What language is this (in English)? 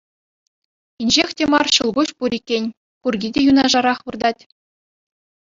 Chuvash